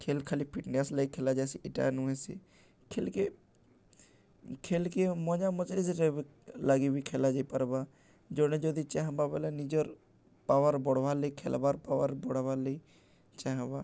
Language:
Odia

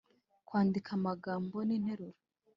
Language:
Kinyarwanda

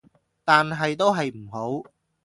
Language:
Cantonese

